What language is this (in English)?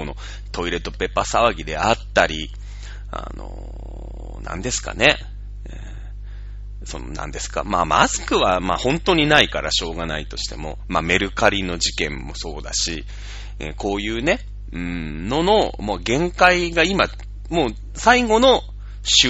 Japanese